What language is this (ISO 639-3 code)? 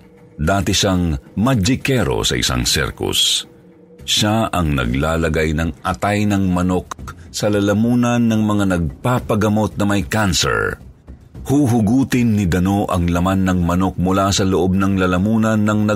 fil